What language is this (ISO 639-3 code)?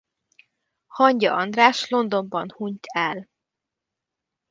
hun